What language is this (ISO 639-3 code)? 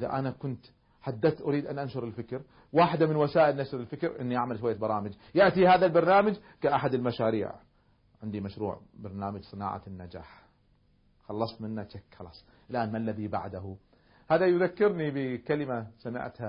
ara